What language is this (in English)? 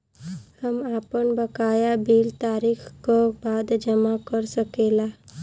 Bhojpuri